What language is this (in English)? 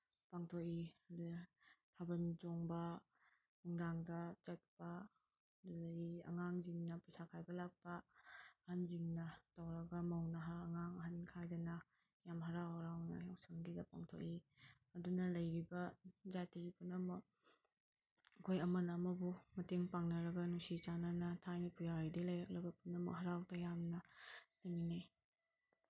Manipuri